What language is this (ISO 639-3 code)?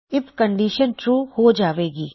pan